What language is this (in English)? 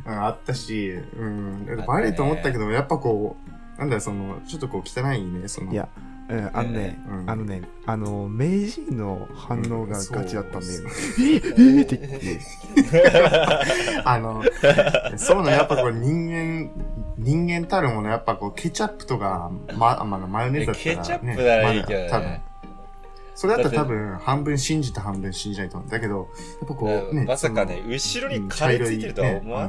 Japanese